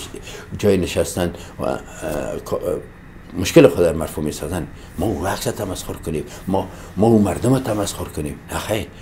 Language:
Persian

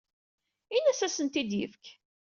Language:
Kabyle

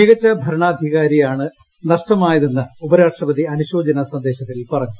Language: Malayalam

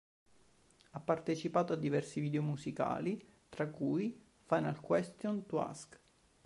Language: Italian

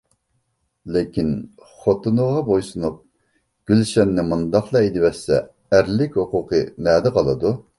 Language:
Uyghur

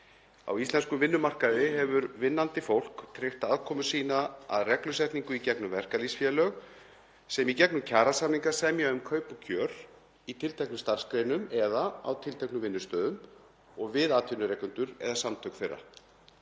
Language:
Icelandic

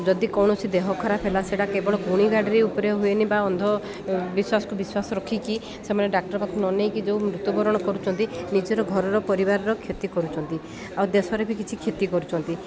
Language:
Odia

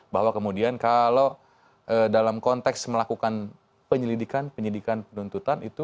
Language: Indonesian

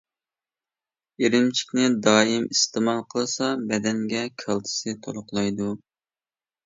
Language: Uyghur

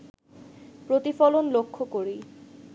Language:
Bangla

